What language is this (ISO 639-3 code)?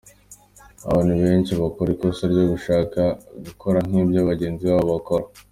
kin